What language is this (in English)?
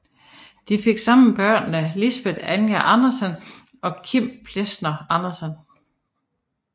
Danish